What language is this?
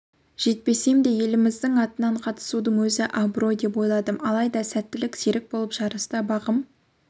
Kazakh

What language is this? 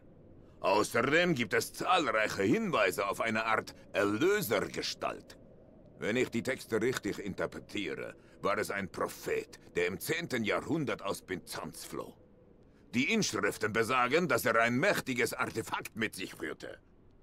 German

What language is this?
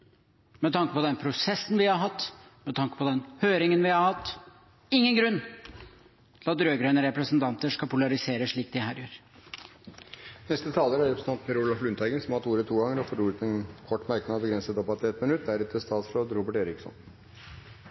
Norwegian Bokmål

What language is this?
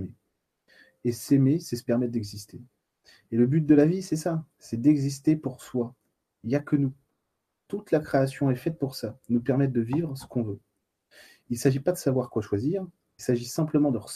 French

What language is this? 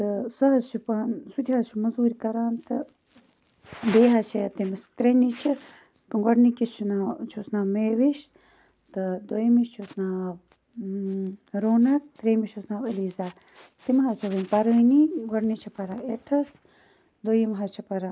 Kashmiri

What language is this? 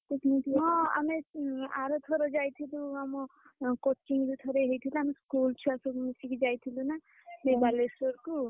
Odia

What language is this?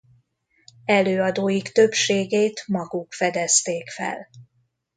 Hungarian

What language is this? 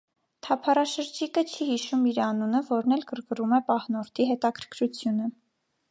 Armenian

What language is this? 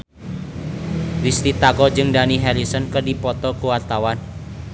Sundanese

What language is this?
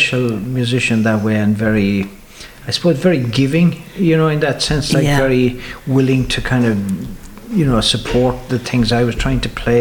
English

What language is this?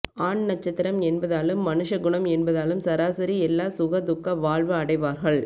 Tamil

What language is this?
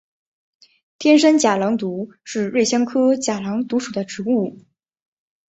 Chinese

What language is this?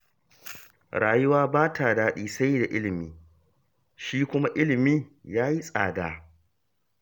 Hausa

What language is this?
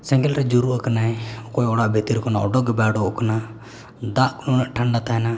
Santali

